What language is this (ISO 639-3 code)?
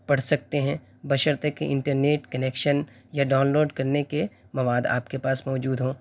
urd